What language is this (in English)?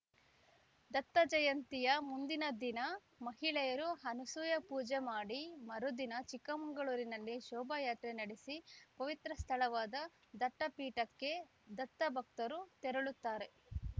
Kannada